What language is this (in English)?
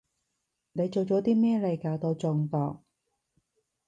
Cantonese